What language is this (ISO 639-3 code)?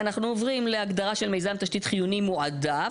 heb